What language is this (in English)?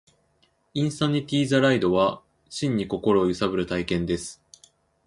Japanese